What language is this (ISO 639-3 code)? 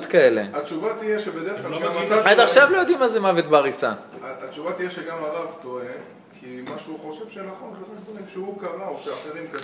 heb